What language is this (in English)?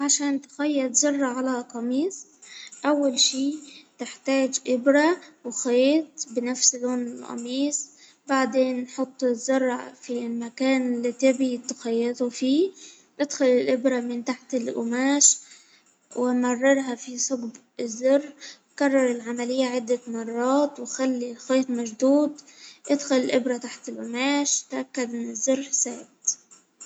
Hijazi Arabic